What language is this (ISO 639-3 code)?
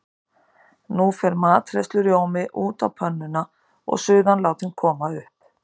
isl